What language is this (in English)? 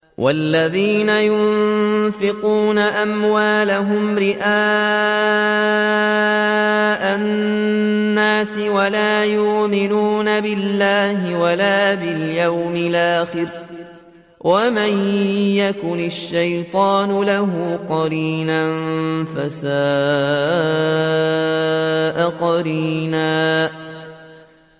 Arabic